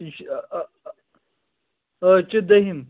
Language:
Kashmiri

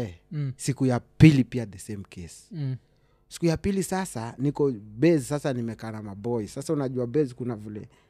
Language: Swahili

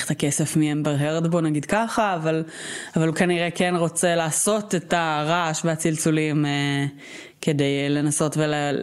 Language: Hebrew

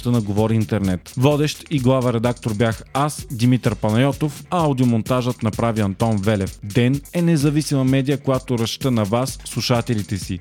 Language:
Bulgarian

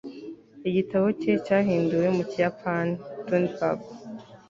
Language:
Kinyarwanda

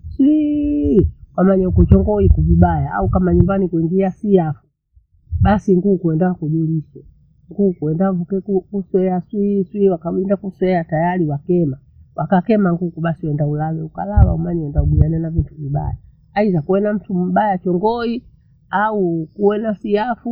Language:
Bondei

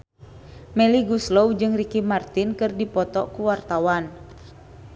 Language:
Sundanese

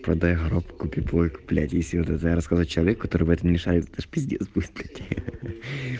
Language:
Russian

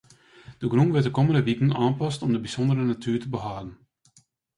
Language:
Western Frisian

